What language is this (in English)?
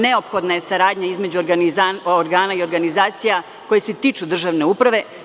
Serbian